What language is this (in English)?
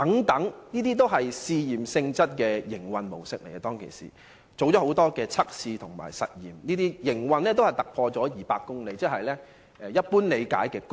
Cantonese